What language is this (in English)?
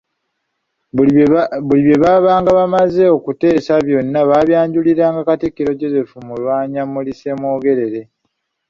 Ganda